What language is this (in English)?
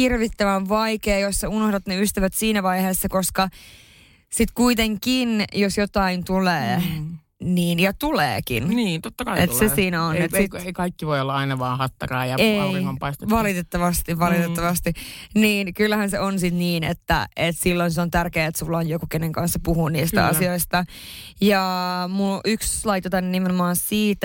Finnish